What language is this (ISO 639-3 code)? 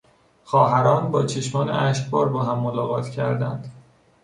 fas